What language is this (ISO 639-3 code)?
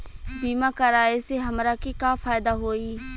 bho